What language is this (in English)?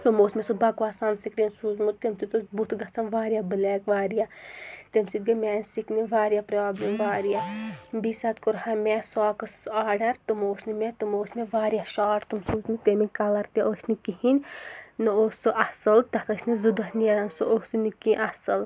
Kashmiri